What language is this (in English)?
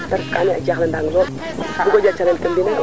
Serer